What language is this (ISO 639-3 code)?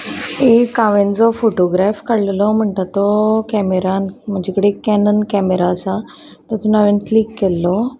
kok